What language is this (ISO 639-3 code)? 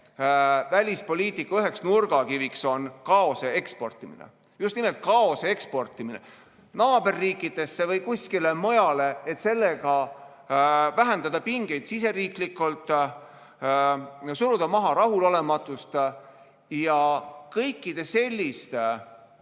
est